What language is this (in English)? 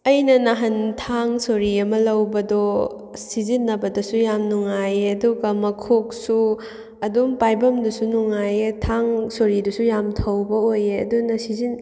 Manipuri